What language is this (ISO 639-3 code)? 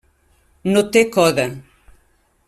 cat